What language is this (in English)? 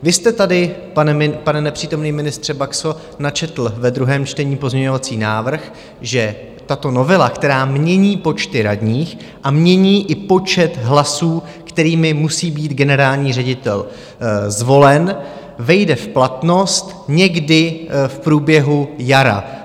Czech